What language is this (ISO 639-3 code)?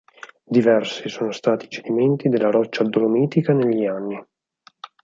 ita